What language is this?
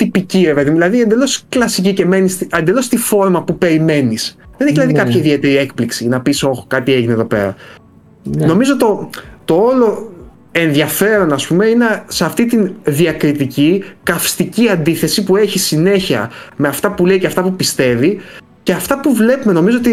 Greek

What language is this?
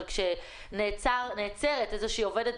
Hebrew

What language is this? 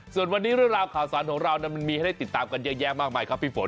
Thai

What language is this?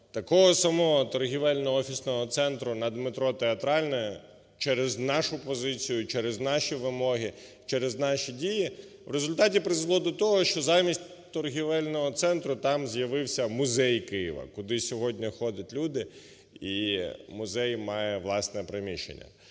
Ukrainian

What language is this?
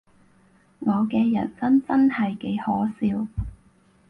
Cantonese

